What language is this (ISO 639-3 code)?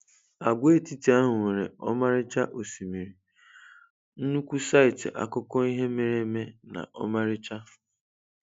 ibo